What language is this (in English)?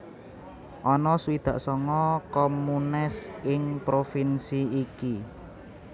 Javanese